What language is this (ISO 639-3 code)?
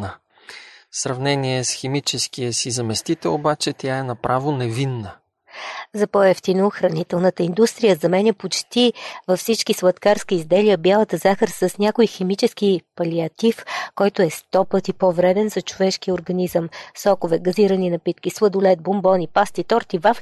bul